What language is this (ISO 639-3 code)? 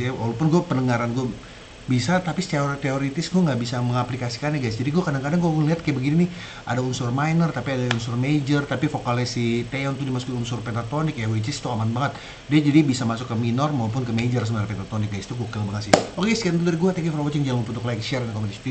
ind